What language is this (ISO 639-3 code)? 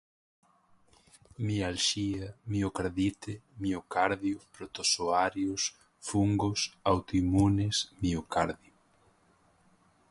por